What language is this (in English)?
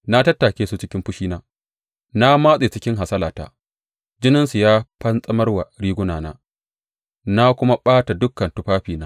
Hausa